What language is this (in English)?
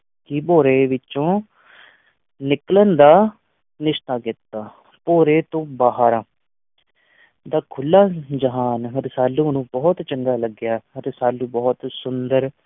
Punjabi